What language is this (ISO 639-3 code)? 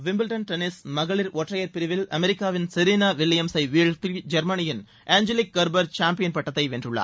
tam